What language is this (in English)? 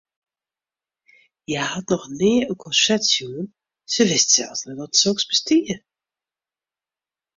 Western Frisian